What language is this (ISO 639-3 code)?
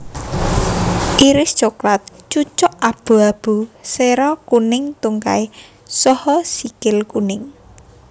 jav